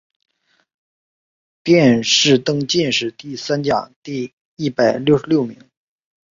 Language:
Chinese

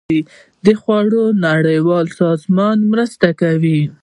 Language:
Pashto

